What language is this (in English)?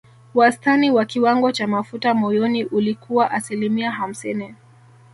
Swahili